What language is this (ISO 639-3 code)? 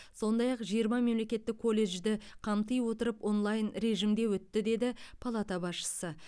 kaz